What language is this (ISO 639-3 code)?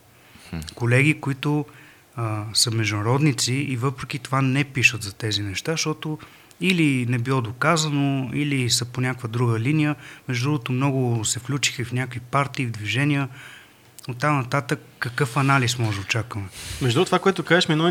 bul